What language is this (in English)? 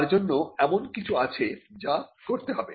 Bangla